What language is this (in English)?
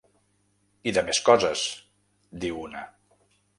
Catalan